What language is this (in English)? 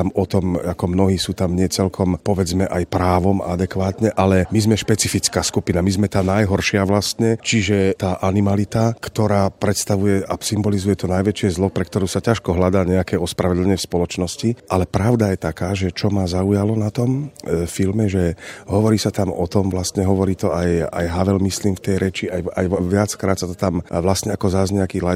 Slovak